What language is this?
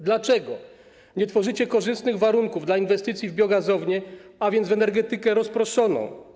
Polish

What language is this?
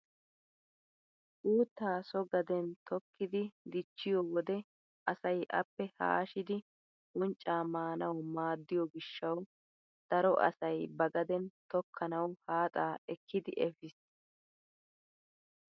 Wolaytta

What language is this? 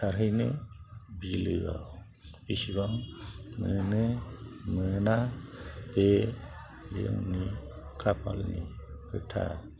Bodo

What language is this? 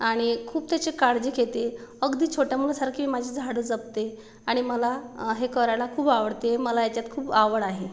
Marathi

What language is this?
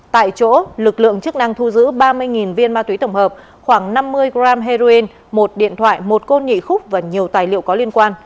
Vietnamese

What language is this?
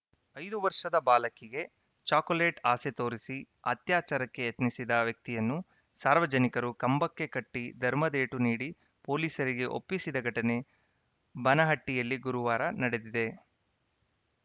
Kannada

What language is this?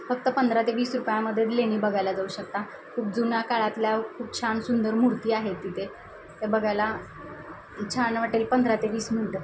Marathi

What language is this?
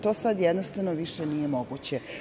Serbian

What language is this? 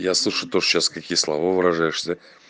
Russian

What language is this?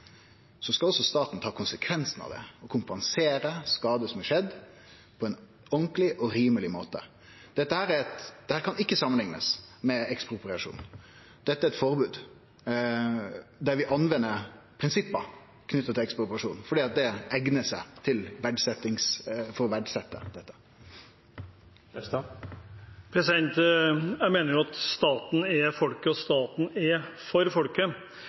Norwegian Nynorsk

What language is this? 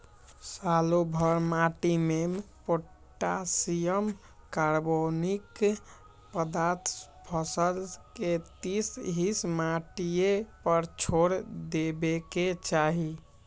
Magahi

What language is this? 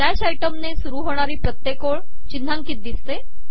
Marathi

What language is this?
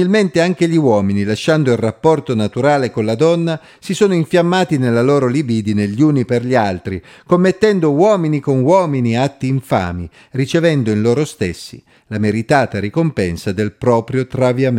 Italian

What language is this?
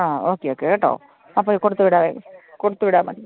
Malayalam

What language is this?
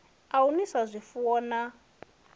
Venda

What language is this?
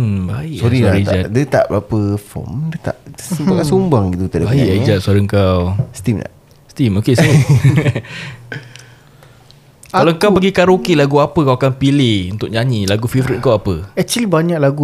Malay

